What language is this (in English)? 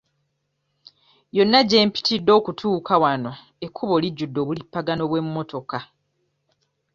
Ganda